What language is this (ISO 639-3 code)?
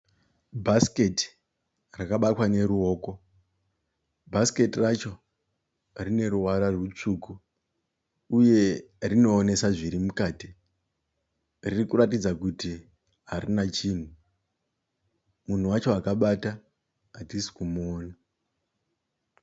sna